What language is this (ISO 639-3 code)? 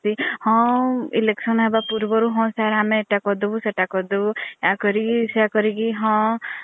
ori